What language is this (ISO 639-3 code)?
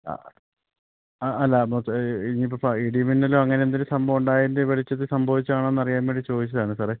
mal